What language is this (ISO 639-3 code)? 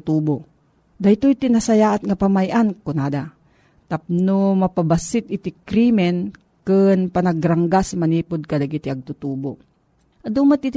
fil